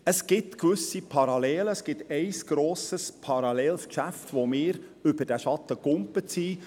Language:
Swiss German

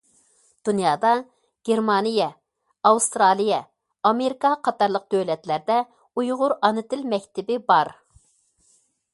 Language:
Uyghur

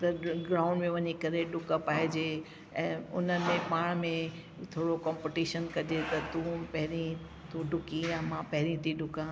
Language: Sindhi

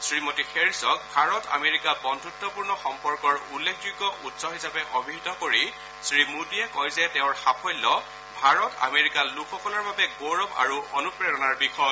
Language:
Assamese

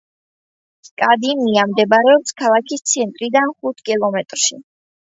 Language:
Georgian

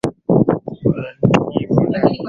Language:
Swahili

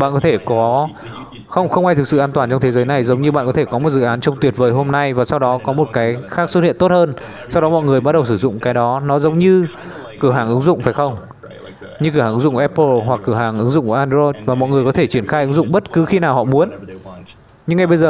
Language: Vietnamese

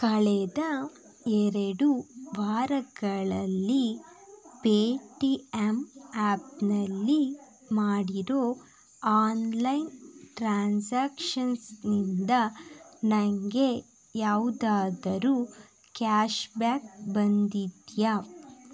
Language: Kannada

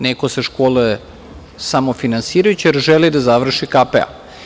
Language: Serbian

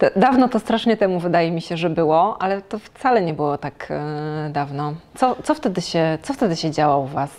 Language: Polish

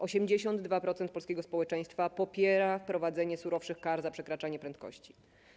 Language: Polish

